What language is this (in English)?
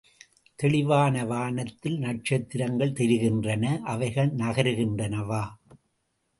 Tamil